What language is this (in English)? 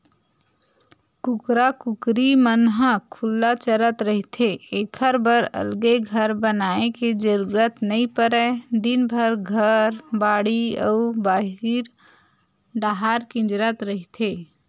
Chhattisgarhi